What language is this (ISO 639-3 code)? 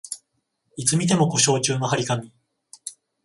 jpn